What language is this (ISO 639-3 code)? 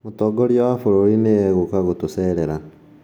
kik